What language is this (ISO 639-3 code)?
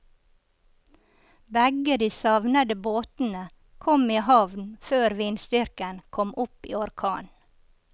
nor